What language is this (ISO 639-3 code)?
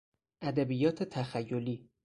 fas